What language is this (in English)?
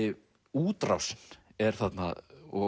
Icelandic